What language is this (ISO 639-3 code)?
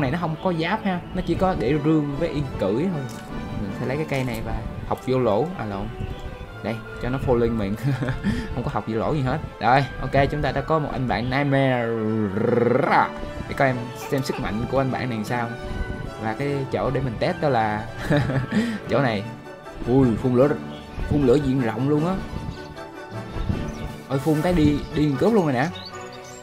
vie